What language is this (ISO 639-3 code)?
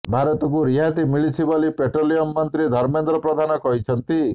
ori